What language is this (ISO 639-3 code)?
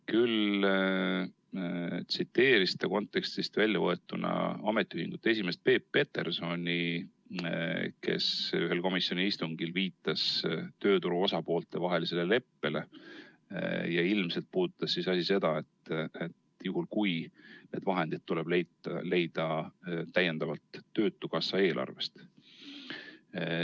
est